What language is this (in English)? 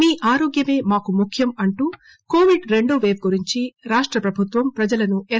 Telugu